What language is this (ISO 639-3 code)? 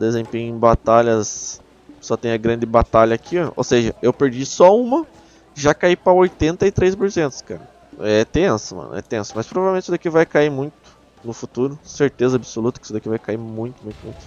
por